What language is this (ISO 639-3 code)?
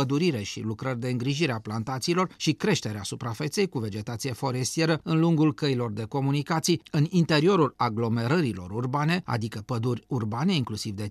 ron